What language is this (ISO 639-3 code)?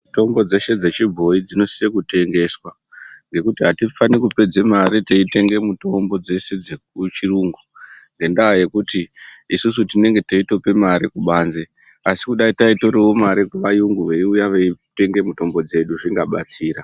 ndc